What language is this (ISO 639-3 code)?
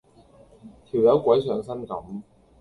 yue